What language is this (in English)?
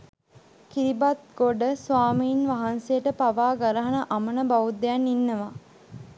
Sinhala